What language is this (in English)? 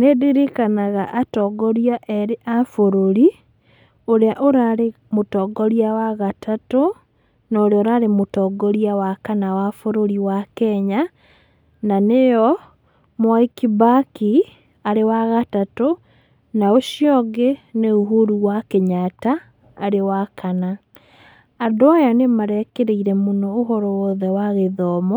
Kikuyu